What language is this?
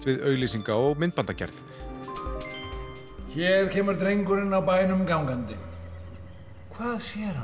Icelandic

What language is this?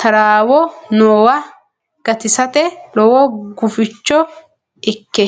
Sidamo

